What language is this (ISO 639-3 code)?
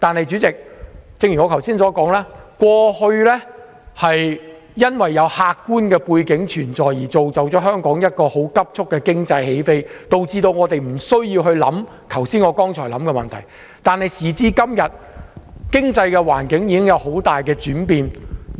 yue